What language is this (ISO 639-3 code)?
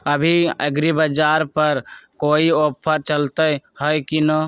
mag